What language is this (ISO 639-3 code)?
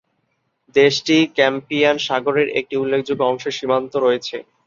ben